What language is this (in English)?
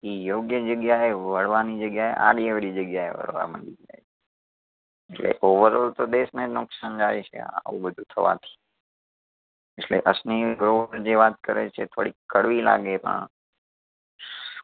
Gujarati